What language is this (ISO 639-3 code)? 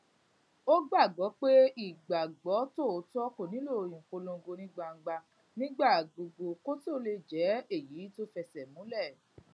yor